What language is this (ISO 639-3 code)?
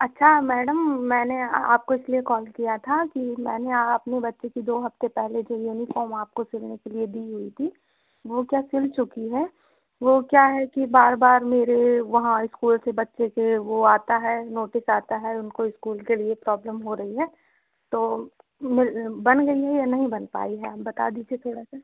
hin